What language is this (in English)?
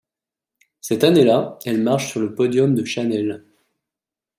French